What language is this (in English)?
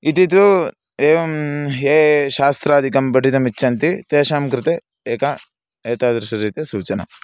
Sanskrit